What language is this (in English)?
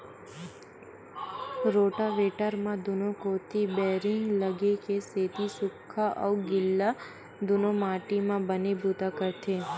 Chhattisgarhi